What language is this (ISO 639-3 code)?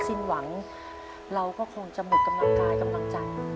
tha